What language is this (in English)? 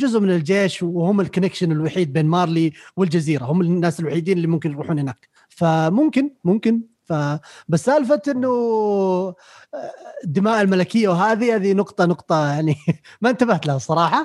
Arabic